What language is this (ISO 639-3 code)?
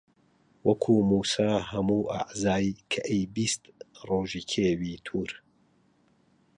ckb